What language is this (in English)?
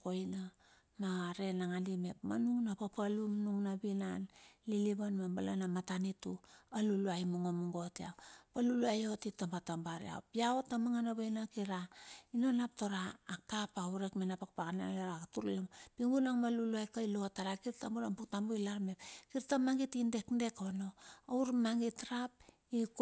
Bilur